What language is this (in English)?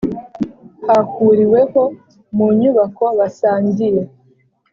Kinyarwanda